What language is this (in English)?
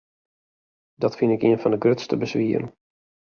Western Frisian